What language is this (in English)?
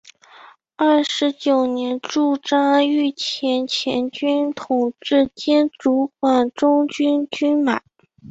Chinese